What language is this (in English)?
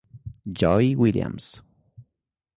Italian